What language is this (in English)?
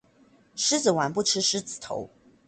Chinese